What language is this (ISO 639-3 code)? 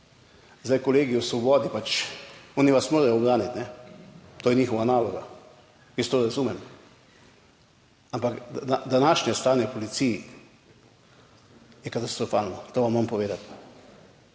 slv